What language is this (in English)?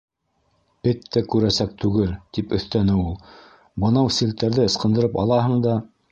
Bashkir